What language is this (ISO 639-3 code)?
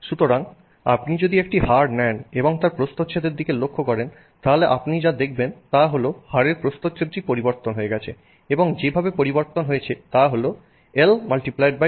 ben